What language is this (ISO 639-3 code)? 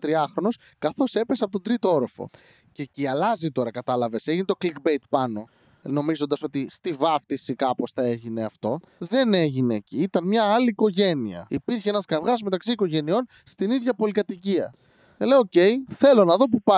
ell